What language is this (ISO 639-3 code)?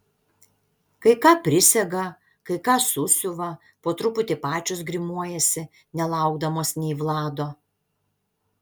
lit